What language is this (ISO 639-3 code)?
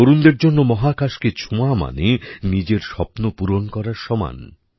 ben